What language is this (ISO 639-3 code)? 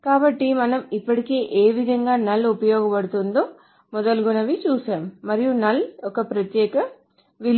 tel